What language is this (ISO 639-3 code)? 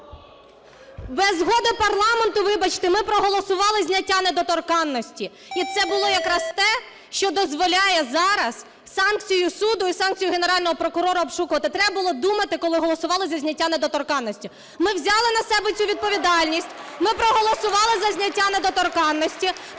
ukr